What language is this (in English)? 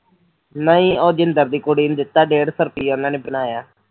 Punjabi